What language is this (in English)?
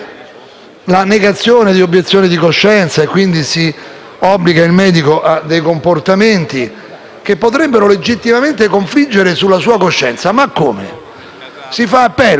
Italian